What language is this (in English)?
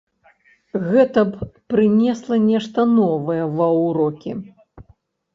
Belarusian